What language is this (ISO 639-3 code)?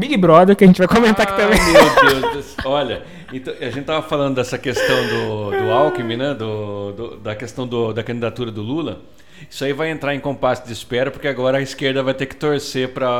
por